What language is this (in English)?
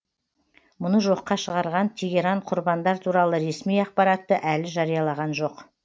Kazakh